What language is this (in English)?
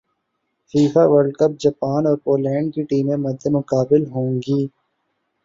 Urdu